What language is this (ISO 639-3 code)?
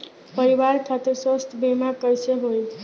bho